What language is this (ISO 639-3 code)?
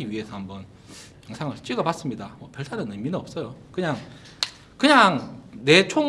kor